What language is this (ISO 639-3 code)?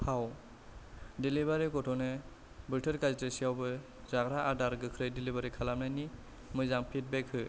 brx